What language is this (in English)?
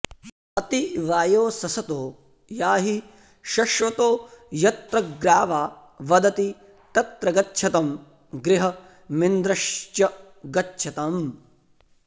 Sanskrit